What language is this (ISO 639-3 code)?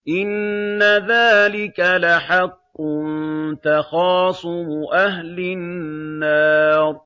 ara